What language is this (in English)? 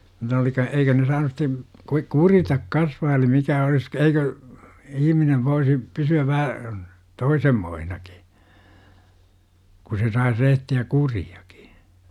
Finnish